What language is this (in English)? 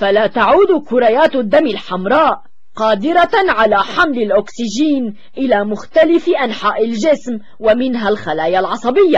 Arabic